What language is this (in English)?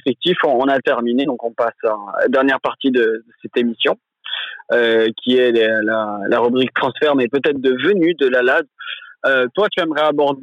French